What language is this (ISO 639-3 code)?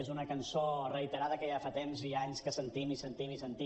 cat